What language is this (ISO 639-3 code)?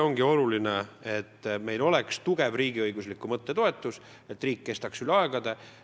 est